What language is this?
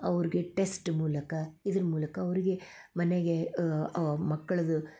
Kannada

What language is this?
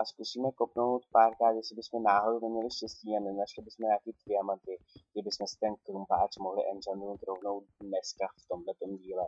Czech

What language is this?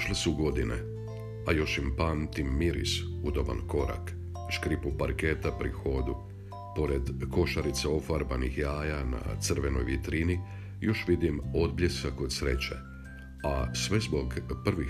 Croatian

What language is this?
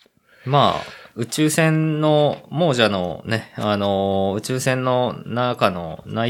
Japanese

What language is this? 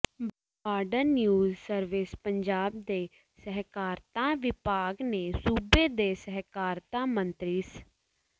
Punjabi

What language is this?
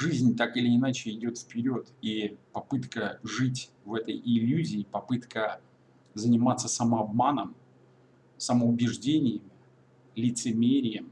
Russian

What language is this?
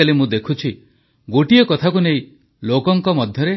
Odia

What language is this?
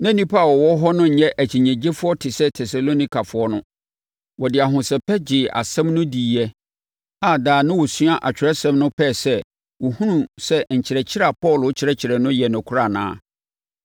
Akan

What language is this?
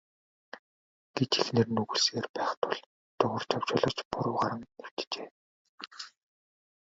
Mongolian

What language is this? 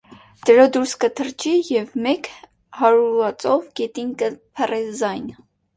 Armenian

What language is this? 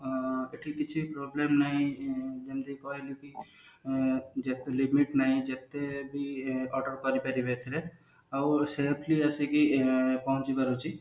Odia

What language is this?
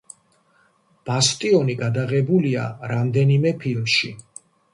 Georgian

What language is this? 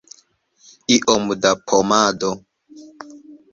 Esperanto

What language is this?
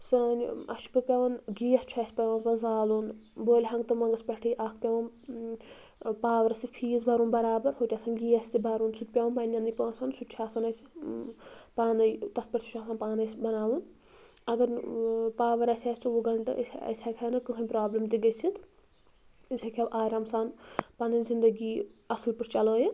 Kashmiri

